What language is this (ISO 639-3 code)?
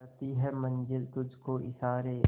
hin